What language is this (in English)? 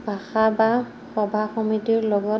Assamese